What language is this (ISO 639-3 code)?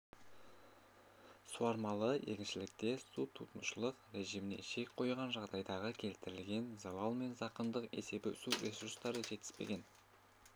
kaz